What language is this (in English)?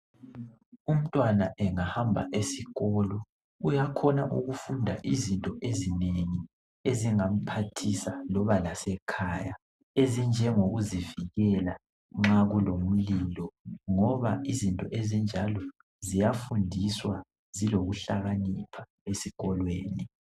North Ndebele